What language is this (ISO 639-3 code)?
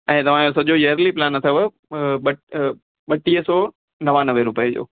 snd